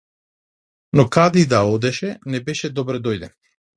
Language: Macedonian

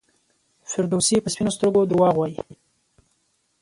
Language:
Pashto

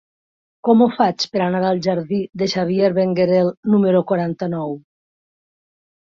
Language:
Catalan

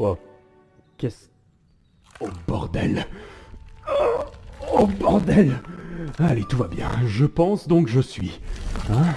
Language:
French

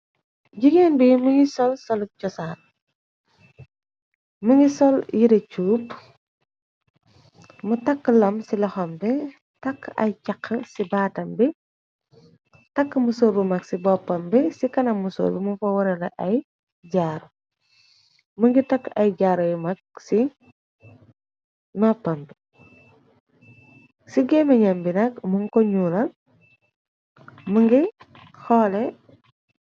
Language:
Wolof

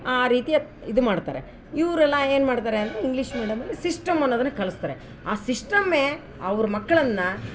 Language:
Kannada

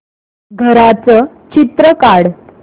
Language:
Marathi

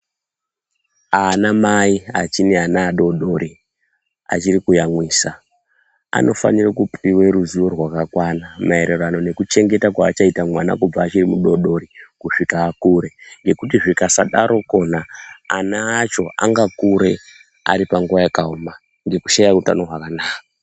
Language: Ndau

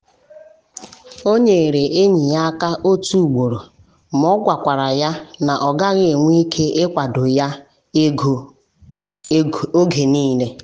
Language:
Igbo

